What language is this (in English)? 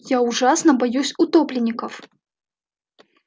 Russian